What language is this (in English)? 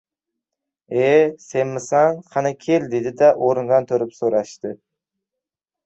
Uzbek